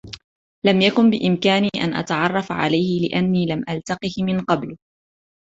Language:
Arabic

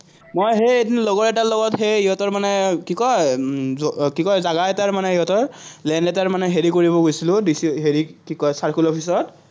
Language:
Assamese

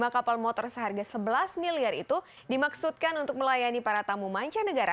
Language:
Indonesian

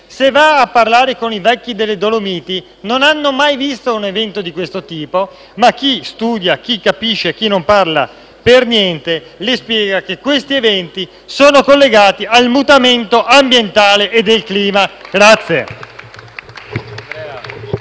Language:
Italian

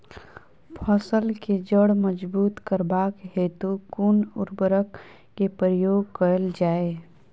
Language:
Maithili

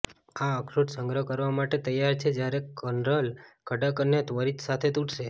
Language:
Gujarati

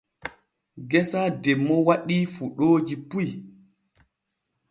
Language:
Borgu Fulfulde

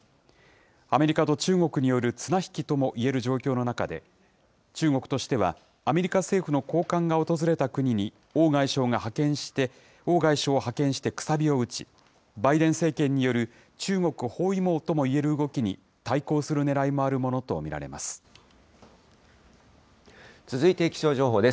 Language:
Japanese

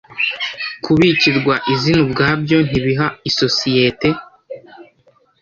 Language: Kinyarwanda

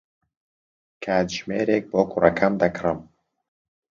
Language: Central Kurdish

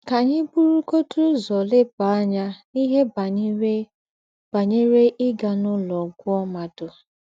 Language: Igbo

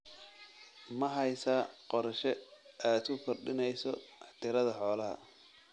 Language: Somali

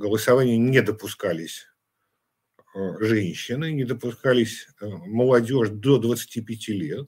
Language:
Russian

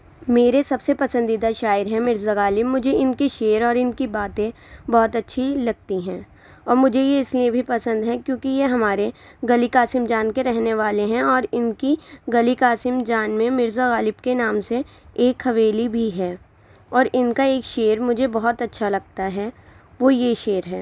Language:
Urdu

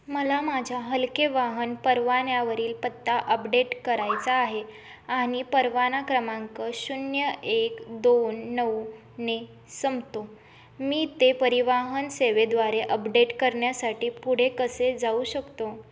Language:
Marathi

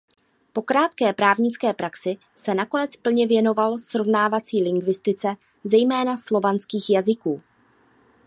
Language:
Czech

